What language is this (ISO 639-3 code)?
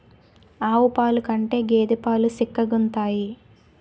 tel